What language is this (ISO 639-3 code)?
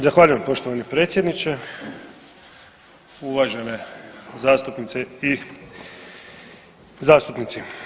hrv